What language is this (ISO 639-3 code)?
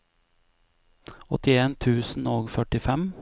nor